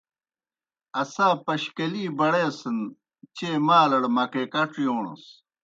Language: Kohistani Shina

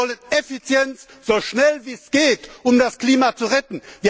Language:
German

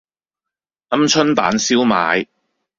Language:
Cantonese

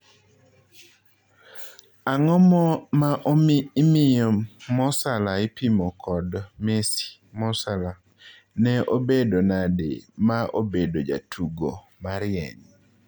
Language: Luo (Kenya and Tanzania)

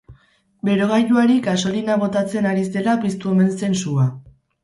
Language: Basque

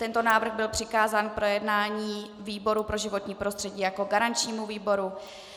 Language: Czech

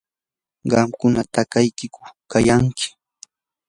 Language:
Yanahuanca Pasco Quechua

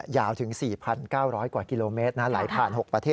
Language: Thai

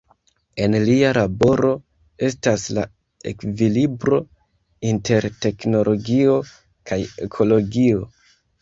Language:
Esperanto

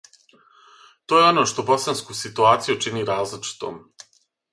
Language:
Serbian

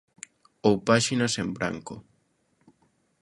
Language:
Galician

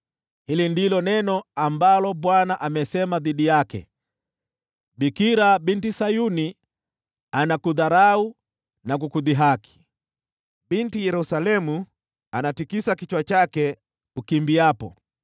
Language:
Swahili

